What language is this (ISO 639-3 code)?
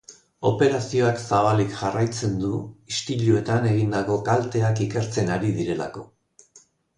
eus